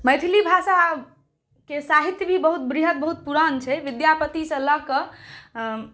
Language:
Maithili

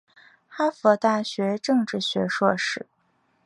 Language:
Chinese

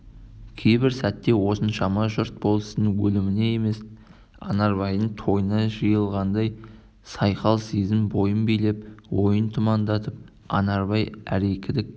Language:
Kazakh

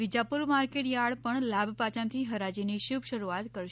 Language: Gujarati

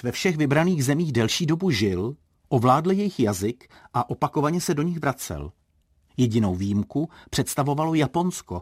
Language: Czech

